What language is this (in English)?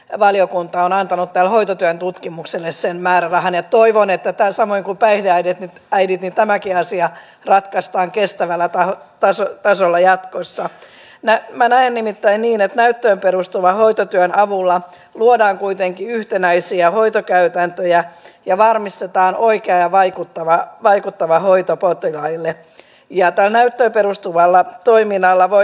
Finnish